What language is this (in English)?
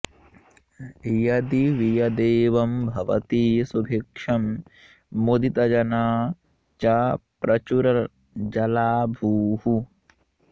Sanskrit